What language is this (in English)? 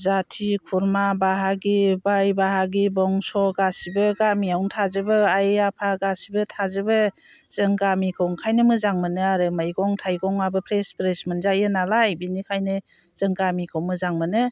Bodo